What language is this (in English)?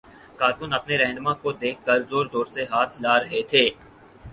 Urdu